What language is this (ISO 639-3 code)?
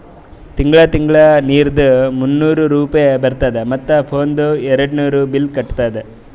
kan